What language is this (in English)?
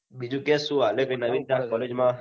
Gujarati